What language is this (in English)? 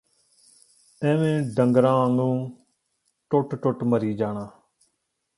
Punjabi